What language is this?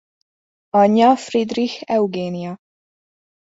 Hungarian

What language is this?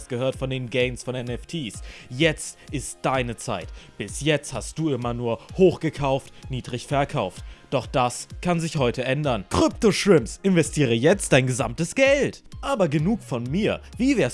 German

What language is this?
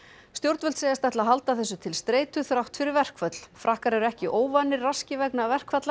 Icelandic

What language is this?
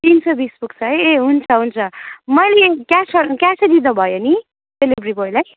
Nepali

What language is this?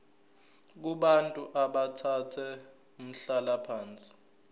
Zulu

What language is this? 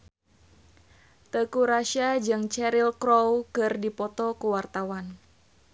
Sundanese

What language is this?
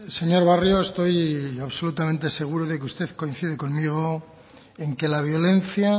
Spanish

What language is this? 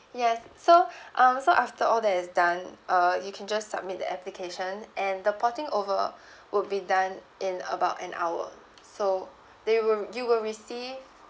English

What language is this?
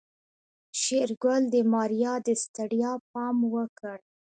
Pashto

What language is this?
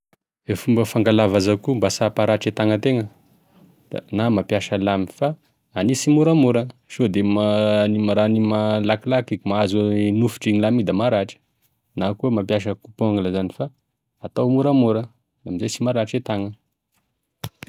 Tesaka Malagasy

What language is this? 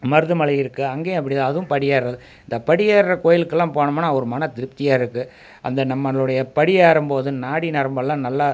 Tamil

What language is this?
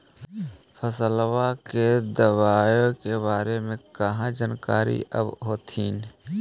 Magahi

